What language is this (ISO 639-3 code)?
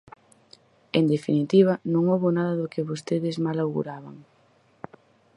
glg